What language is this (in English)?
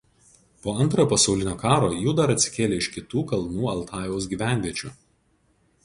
Lithuanian